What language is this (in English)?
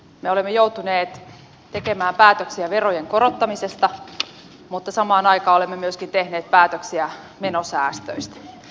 Finnish